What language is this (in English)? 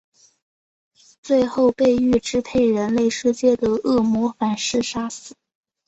Chinese